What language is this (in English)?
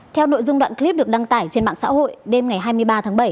Vietnamese